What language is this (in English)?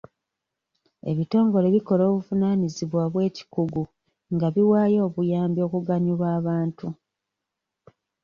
Ganda